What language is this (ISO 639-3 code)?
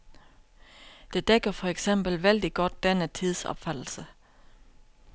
dan